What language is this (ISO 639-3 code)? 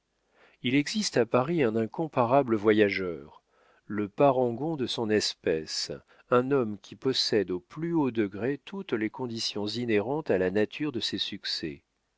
fra